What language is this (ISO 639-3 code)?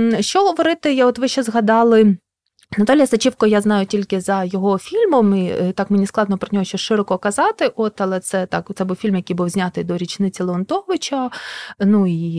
ukr